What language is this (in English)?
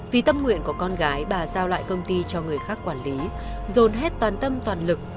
Vietnamese